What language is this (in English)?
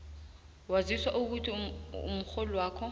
South Ndebele